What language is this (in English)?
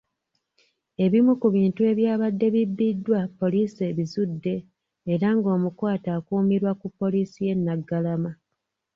Ganda